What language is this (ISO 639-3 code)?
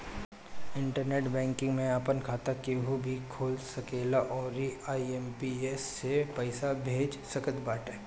bho